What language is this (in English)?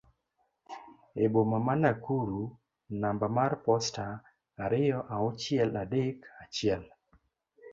Luo (Kenya and Tanzania)